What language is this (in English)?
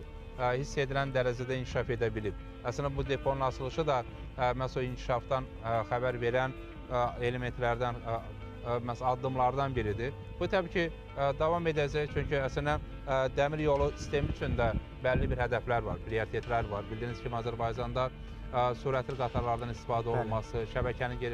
Turkish